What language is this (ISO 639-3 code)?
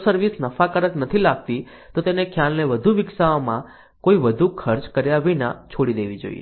guj